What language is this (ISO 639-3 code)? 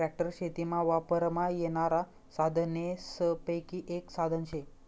mar